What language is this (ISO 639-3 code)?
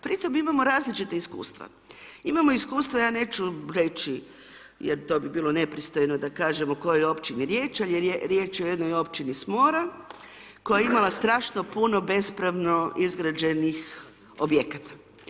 hrv